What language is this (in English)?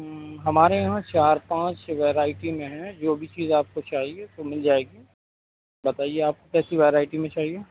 Urdu